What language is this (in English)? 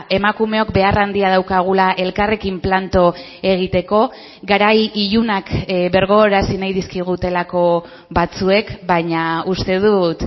Basque